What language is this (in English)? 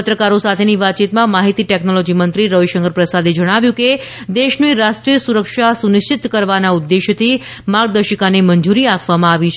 Gujarati